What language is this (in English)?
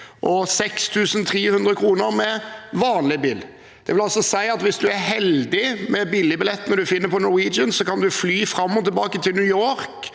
Norwegian